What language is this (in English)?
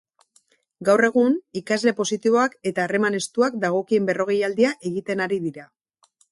Basque